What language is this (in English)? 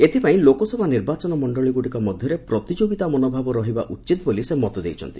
Odia